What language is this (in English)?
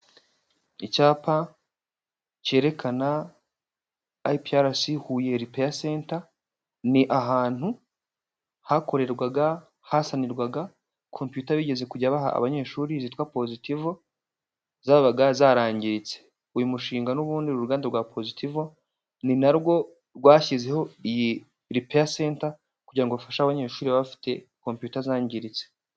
Kinyarwanda